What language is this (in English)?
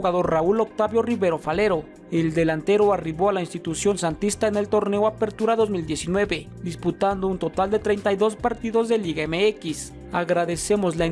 Spanish